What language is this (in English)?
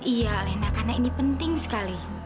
Indonesian